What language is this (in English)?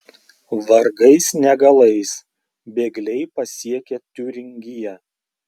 Lithuanian